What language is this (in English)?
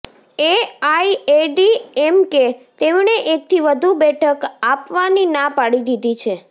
Gujarati